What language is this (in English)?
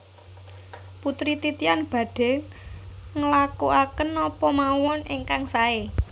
Javanese